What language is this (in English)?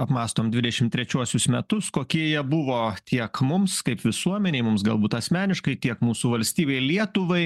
Lithuanian